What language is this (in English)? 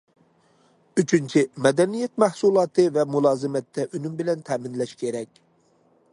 Uyghur